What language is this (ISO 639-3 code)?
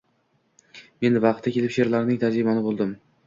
uzb